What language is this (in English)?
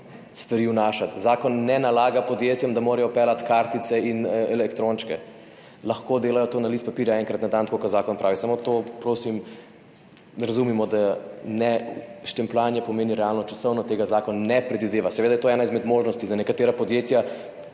Slovenian